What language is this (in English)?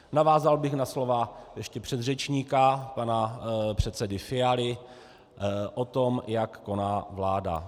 Czech